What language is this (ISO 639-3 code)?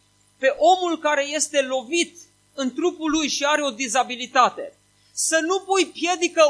ron